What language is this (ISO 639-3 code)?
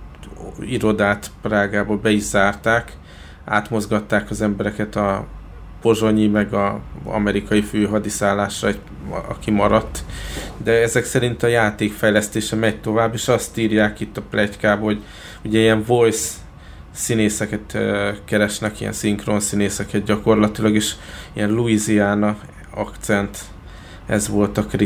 hun